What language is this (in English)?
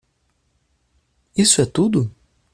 Portuguese